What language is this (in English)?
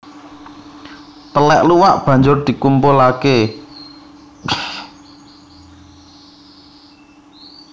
Javanese